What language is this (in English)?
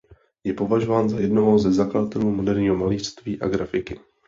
Czech